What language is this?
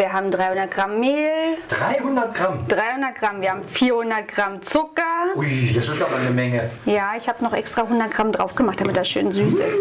German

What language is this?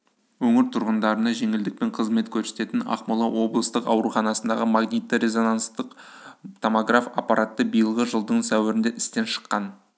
Kazakh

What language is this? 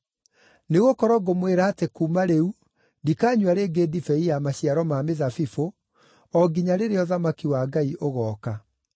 Kikuyu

